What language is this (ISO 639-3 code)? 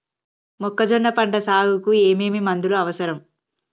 tel